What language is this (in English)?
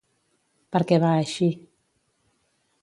Catalan